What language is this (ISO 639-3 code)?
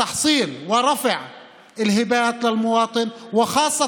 heb